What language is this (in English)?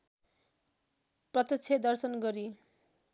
Nepali